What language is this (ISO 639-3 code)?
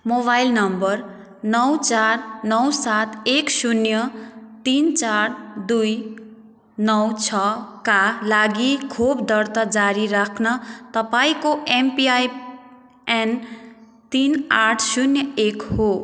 nep